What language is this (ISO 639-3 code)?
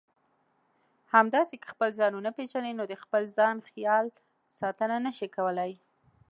pus